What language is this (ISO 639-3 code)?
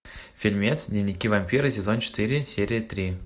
rus